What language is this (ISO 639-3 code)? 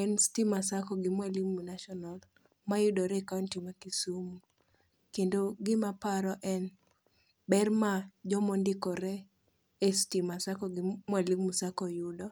luo